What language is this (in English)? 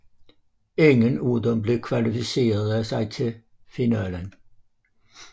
Danish